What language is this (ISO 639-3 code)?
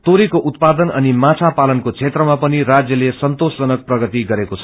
nep